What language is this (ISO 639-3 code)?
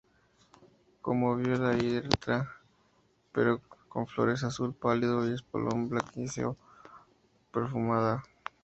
spa